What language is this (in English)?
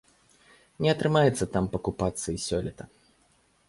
Belarusian